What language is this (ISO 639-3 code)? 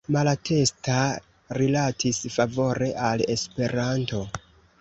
epo